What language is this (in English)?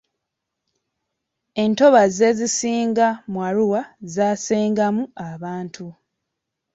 Ganda